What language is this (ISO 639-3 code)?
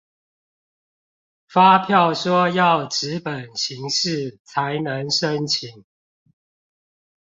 zho